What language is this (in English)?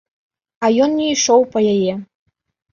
Belarusian